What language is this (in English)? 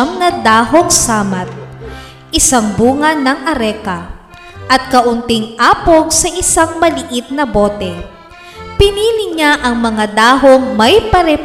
Filipino